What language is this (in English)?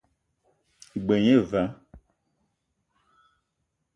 Eton (Cameroon)